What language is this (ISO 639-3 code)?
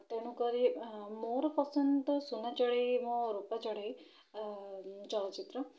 ori